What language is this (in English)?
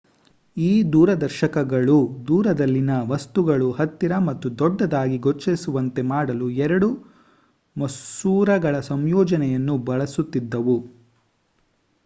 Kannada